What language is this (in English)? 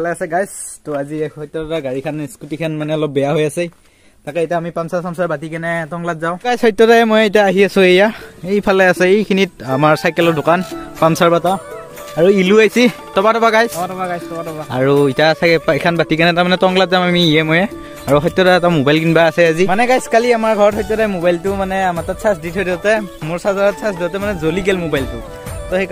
English